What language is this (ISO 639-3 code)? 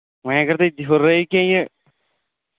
kas